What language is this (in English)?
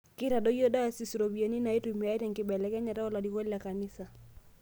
Masai